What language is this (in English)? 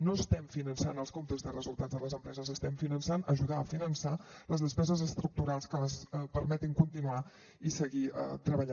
Catalan